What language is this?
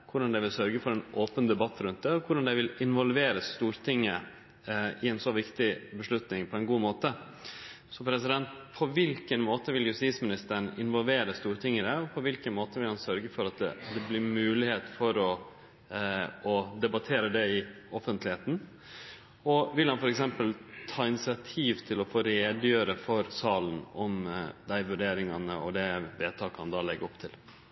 Norwegian Nynorsk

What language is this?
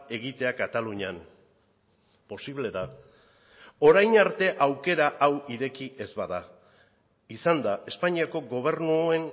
Basque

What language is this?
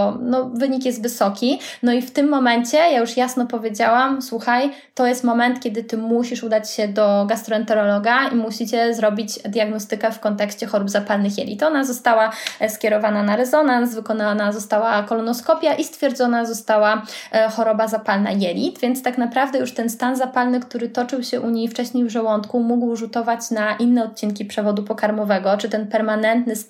Polish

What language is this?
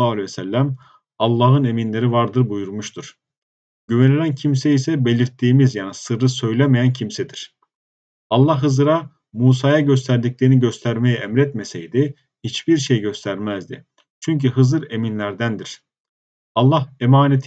Turkish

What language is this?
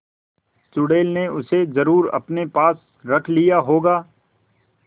Hindi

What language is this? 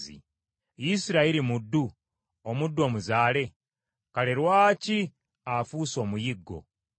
Ganda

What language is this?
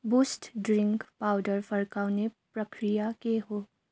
Nepali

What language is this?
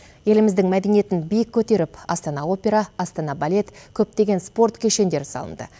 Kazakh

